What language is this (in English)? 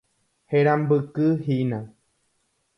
Guarani